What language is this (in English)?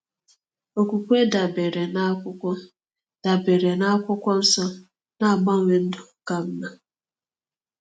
Igbo